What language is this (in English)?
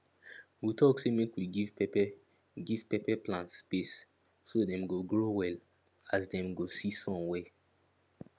Nigerian Pidgin